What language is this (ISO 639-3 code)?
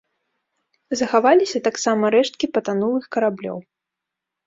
bel